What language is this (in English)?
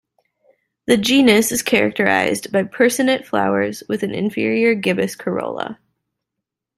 English